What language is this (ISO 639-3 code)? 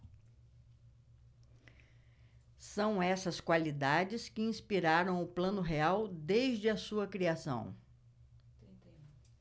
por